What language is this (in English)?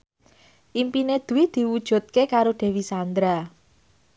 Javanese